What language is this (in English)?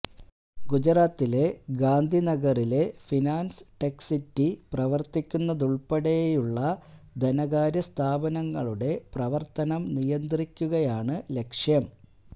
Malayalam